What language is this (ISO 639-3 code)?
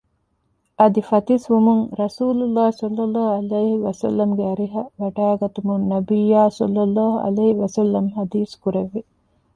div